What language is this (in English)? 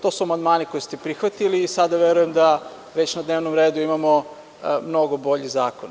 Serbian